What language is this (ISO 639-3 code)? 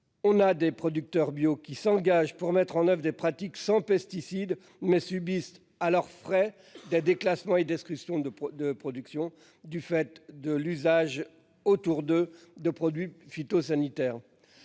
fra